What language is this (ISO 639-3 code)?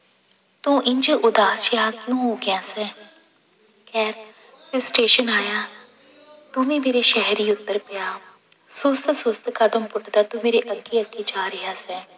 pan